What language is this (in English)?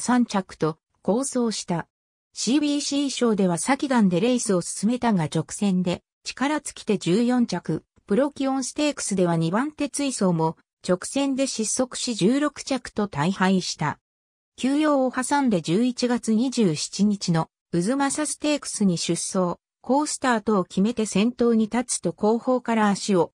Japanese